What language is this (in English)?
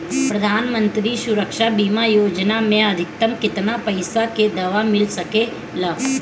Bhojpuri